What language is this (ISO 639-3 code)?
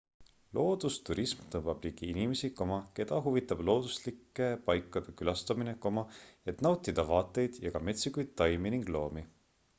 est